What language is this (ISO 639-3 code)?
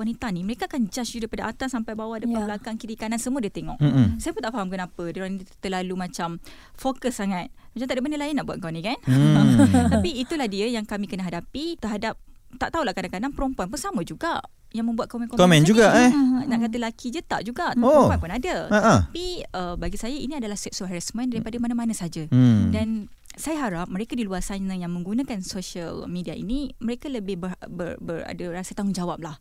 msa